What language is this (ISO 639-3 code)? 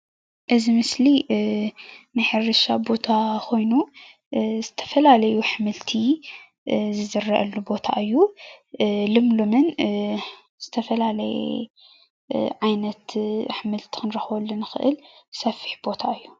tir